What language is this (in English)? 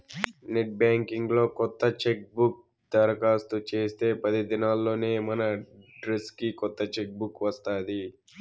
Telugu